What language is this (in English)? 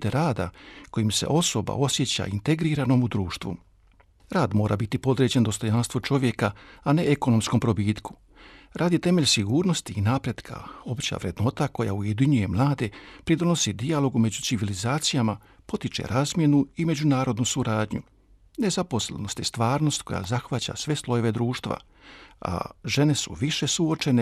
Croatian